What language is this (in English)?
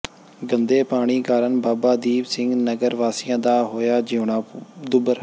Punjabi